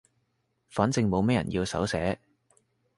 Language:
Cantonese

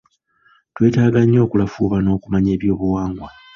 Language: Ganda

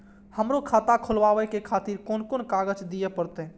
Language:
Maithili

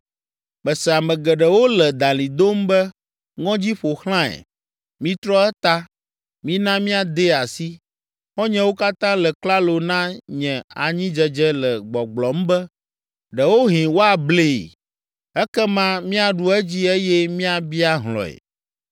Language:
Ewe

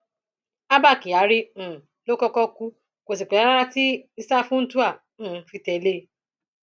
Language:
Yoruba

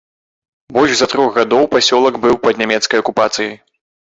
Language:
Belarusian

